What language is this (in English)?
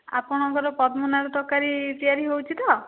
Odia